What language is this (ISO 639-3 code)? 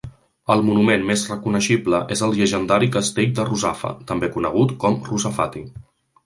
cat